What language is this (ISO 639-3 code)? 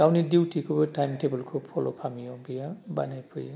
brx